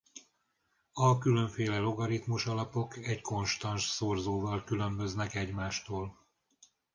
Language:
Hungarian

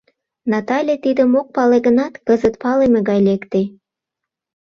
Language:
Mari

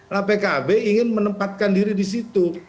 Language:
Indonesian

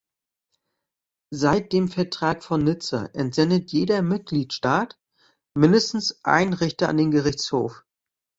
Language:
German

